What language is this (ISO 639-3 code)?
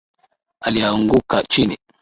swa